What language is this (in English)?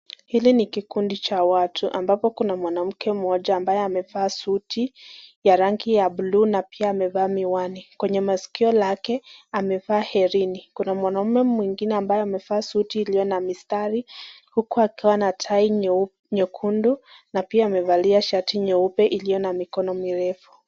Swahili